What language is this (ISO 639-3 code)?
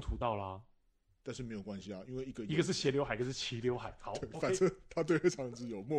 zho